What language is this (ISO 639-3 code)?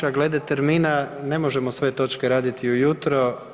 hrv